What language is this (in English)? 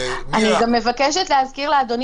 Hebrew